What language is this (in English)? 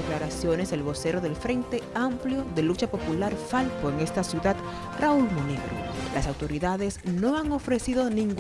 Spanish